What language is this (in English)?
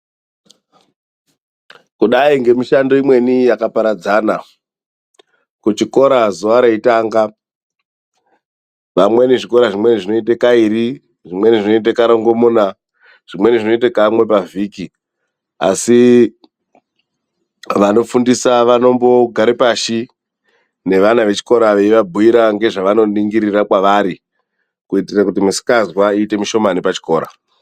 Ndau